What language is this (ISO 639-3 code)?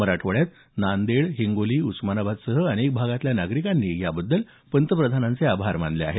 mar